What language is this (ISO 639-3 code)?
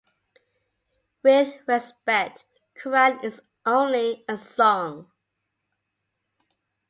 eng